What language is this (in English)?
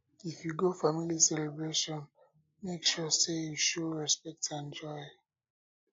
Nigerian Pidgin